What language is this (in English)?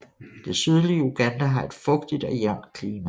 Danish